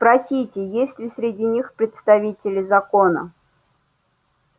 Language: Russian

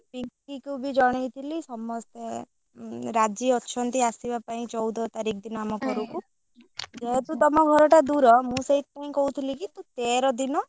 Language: Odia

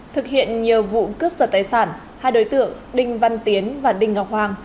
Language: Vietnamese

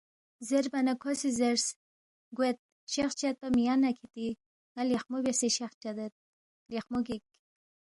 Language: Balti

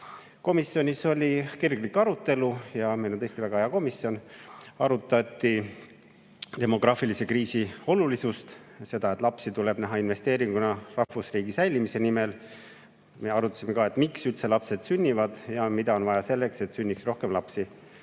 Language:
Estonian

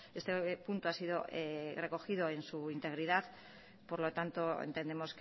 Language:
Spanish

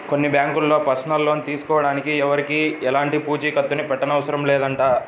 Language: Telugu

